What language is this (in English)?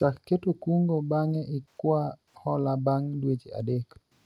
Luo (Kenya and Tanzania)